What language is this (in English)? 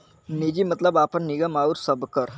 Bhojpuri